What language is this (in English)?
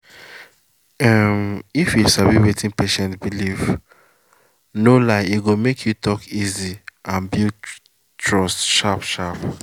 Nigerian Pidgin